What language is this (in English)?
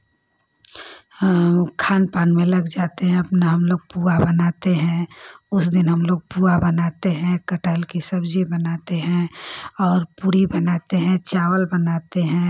Hindi